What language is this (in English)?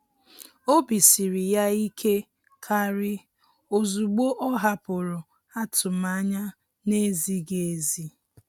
Igbo